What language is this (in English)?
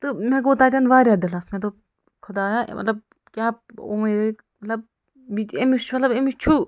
Kashmiri